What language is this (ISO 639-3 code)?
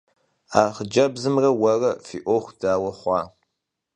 kbd